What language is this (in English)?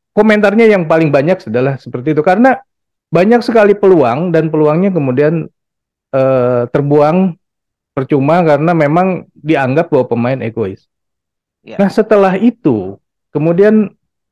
Indonesian